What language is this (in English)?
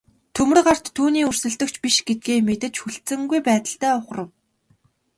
Mongolian